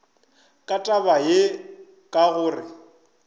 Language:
Northern Sotho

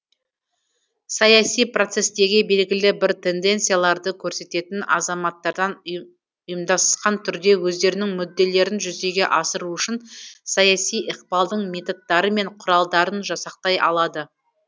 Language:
Kazakh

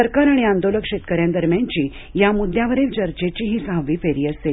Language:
Marathi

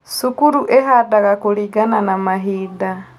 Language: Kikuyu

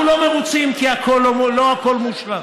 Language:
Hebrew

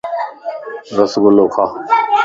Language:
Lasi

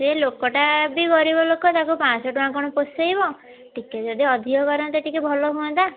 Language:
Odia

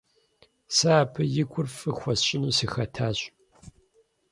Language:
Kabardian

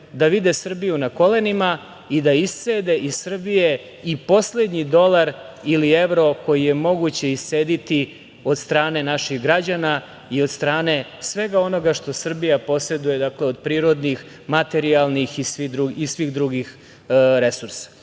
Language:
Serbian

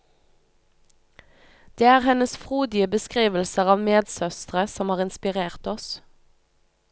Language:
Norwegian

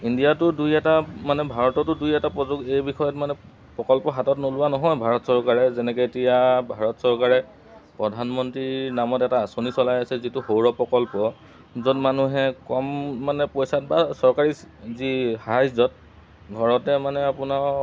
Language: Assamese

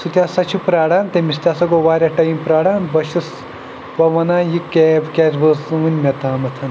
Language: Kashmiri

